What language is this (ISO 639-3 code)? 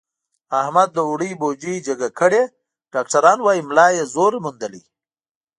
pus